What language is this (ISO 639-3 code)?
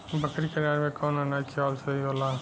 bho